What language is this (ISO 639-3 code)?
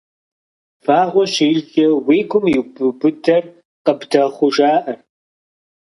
kbd